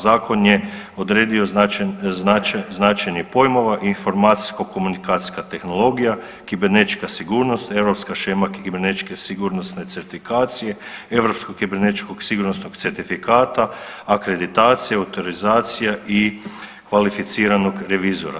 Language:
Croatian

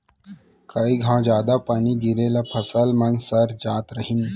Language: Chhattisgarhi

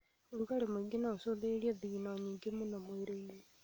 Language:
Kikuyu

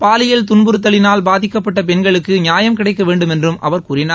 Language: Tamil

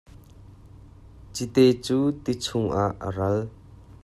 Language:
Hakha Chin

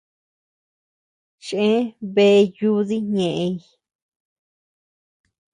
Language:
Tepeuxila Cuicatec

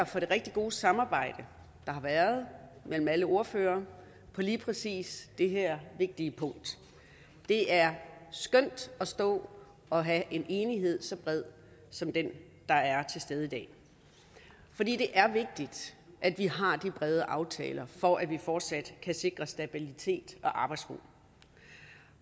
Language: Danish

